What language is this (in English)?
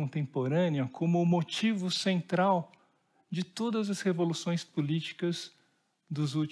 Portuguese